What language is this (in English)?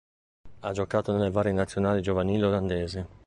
Italian